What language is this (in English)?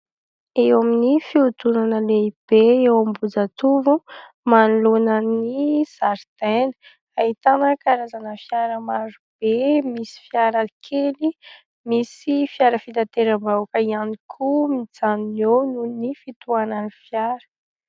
Malagasy